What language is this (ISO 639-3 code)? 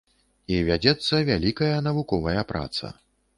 bel